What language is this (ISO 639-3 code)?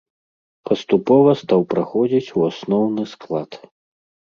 bel